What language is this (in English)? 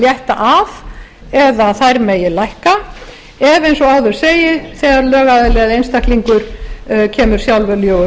Icelandic